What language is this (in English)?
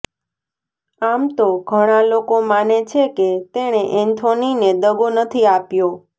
Gujarati